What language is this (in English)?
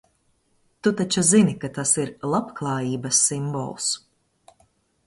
Latvian